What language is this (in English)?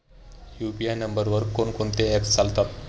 Marathi